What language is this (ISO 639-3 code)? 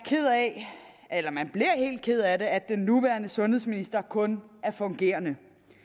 dan